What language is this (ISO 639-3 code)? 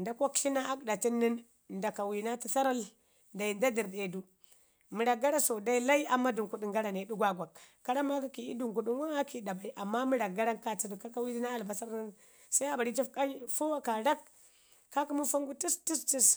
ngi